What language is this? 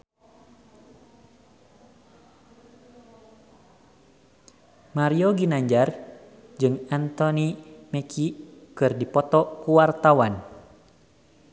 Sundanese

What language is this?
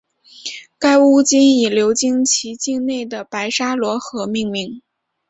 Chinese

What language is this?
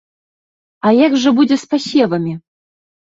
Belarusian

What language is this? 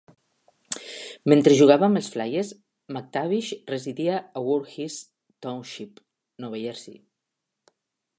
Catalan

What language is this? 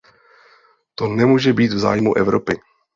Czech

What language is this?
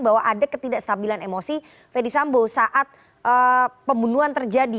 Indonesian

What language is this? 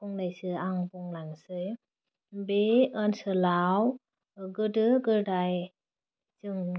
Bodo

